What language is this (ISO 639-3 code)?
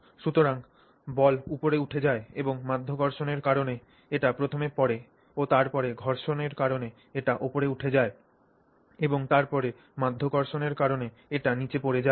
ben